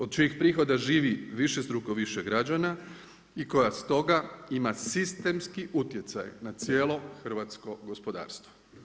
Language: Croatian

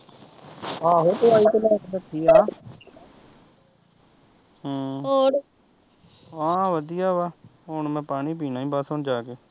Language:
Punjabi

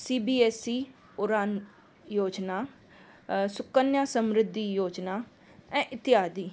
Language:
Sindhi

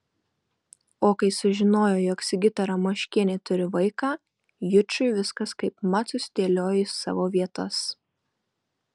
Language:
Lithuanian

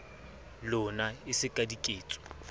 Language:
Southern Sotho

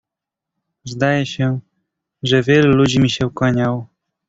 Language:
Polish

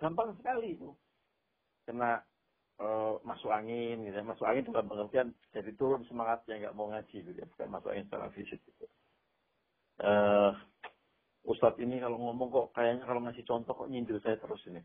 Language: Indonesian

